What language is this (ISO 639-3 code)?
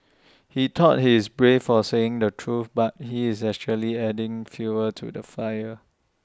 eng